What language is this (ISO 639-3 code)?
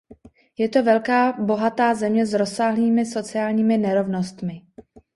ces